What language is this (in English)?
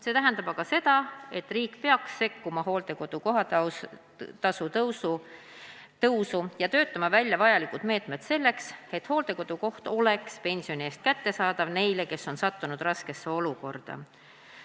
Estonian